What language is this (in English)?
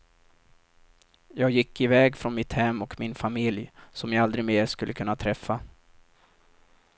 Swedish